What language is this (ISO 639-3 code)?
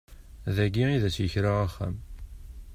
kab